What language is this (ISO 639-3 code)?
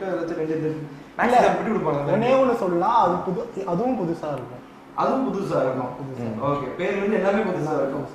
hin